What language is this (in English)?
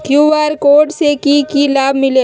Magahi